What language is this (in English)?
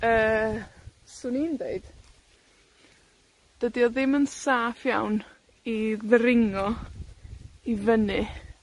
Welsh